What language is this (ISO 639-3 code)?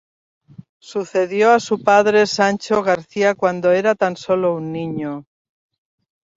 spa